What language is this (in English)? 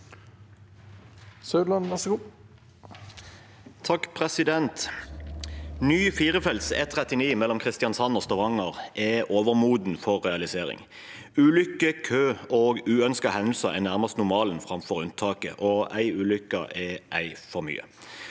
Norwegian